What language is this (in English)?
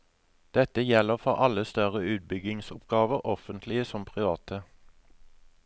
Norwegian